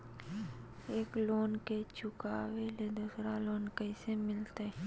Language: Magahi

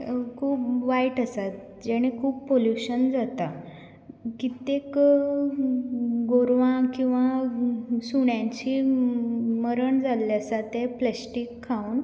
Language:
Konkani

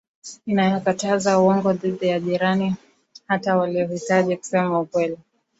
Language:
Swahili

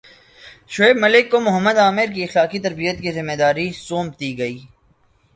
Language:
Urdu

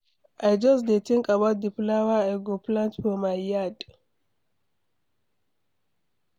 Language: Nigerian Pidgin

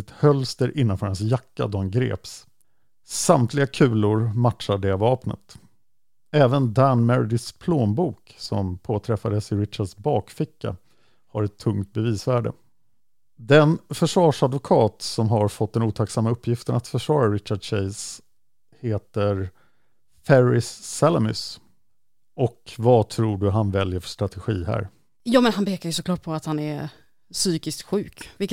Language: Swedish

